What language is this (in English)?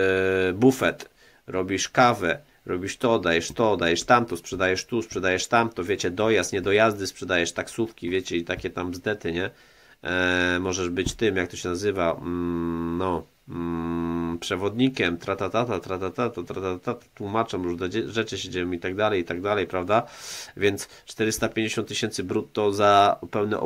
Polish